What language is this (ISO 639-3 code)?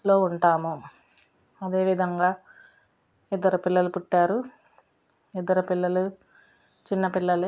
tel